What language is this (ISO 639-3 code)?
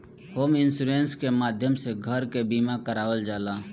bho